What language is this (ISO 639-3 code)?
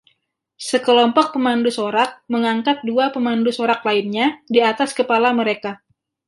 ind